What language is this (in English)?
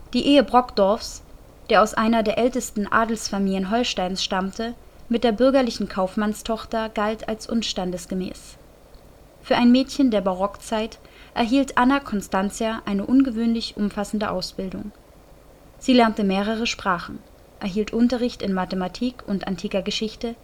German